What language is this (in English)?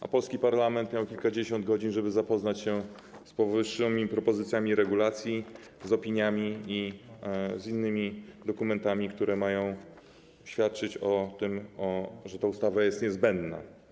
Polish